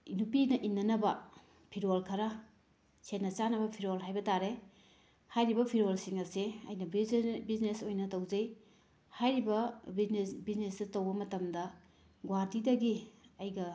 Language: Manipuri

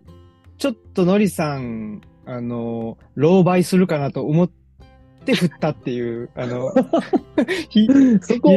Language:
Japanese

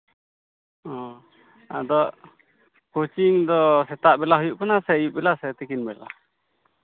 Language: Santali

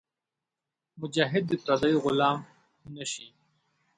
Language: Pashto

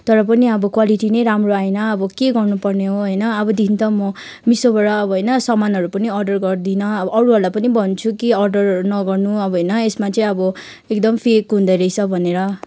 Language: Nepali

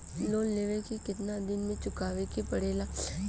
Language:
Bhojpuri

